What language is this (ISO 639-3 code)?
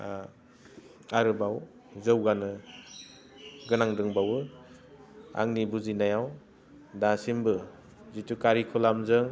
brx